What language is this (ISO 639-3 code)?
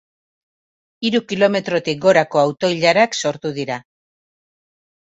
eus